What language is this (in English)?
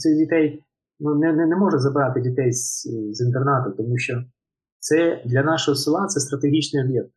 Ukrainian